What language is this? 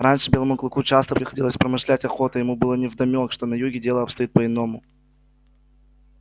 Russian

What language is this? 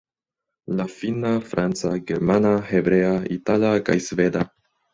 Esperanto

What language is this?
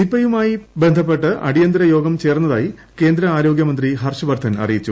Malayalam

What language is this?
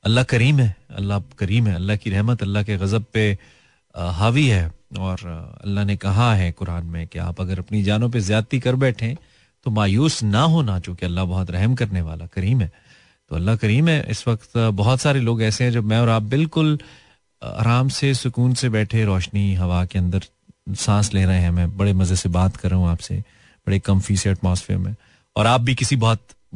Hindi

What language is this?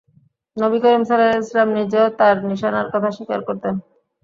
Bangla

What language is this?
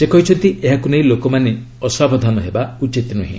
Odia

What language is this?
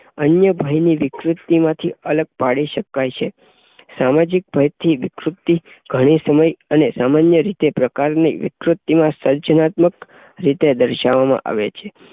Gujarati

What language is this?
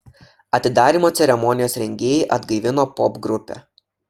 Lithuanian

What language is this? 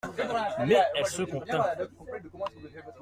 French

